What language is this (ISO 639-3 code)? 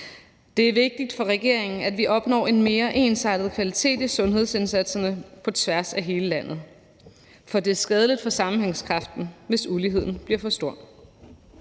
dan